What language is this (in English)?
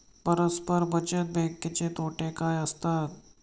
Marathi